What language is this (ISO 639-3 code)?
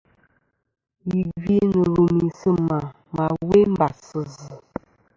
bkm